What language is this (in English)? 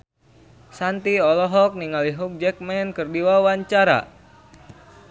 Sundanese